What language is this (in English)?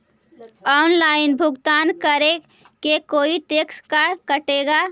Magahi